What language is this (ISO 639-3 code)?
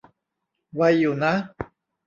tha